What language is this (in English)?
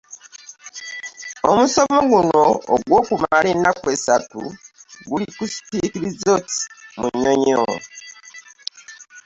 Ganda